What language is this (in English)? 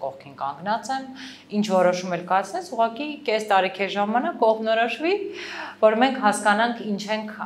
Romanian